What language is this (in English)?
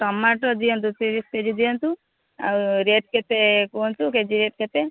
Odia